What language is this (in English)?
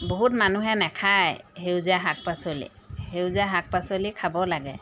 Assamese